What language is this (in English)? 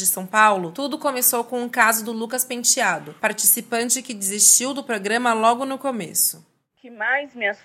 Portuguese